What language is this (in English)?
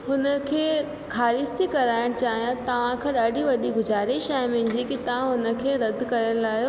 Sindhi